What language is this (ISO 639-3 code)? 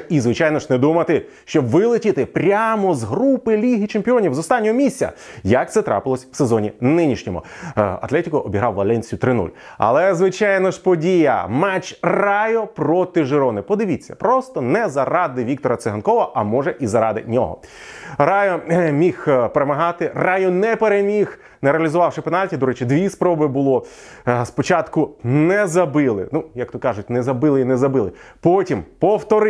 ukr